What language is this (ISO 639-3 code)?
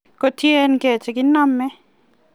kln